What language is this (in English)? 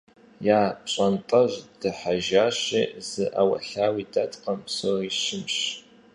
Kabardian